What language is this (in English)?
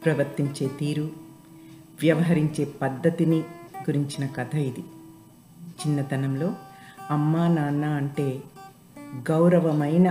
Telugu